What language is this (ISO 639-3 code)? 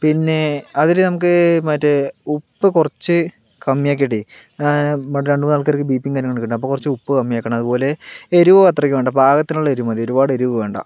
mal